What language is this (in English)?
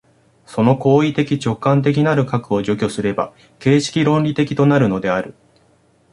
Japanese